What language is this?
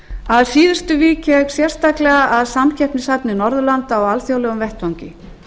Icelandic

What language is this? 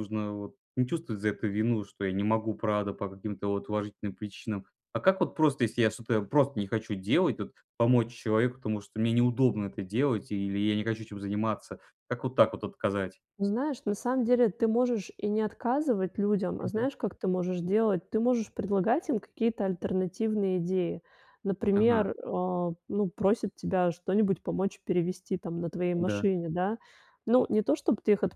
Russian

